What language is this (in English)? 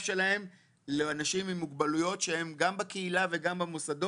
Hebrew